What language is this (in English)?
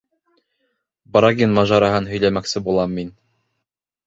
Bashkir